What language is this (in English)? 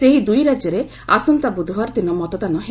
Odia